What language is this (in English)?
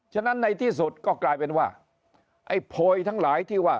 Thai